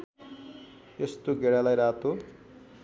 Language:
Nepali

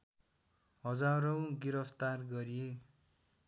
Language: Nepali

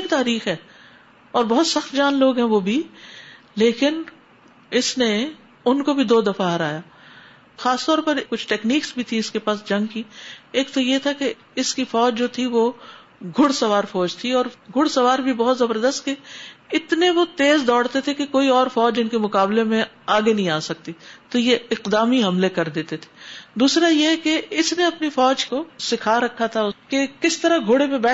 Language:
Urdu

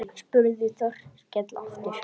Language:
Icelandic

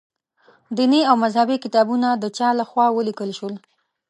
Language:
Pashto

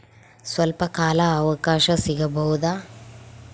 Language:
Kannada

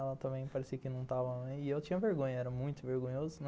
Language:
Portuguese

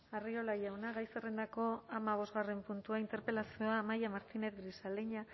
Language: Basque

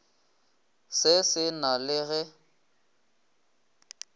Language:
Northern Sotho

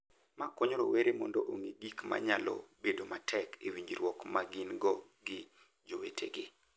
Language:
Luo (Kenya and Tanzania)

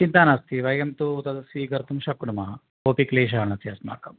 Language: Sanskrit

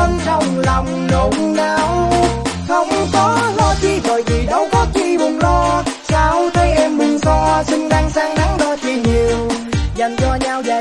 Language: Vietnamese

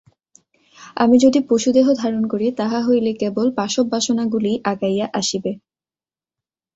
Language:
Bangla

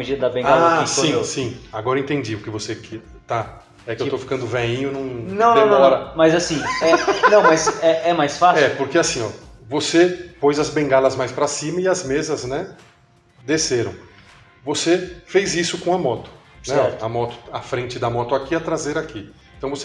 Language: Portuguese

